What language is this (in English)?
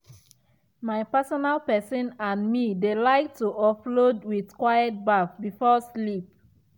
Nigerian Pidgin